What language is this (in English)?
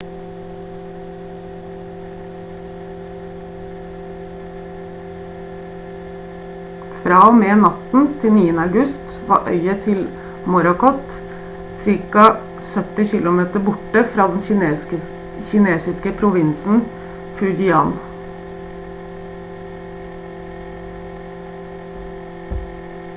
Norwegian Bokmål